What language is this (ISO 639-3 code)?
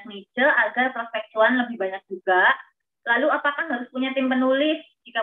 ind